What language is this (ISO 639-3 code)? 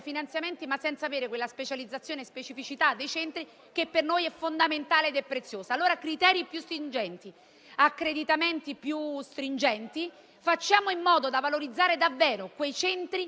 ita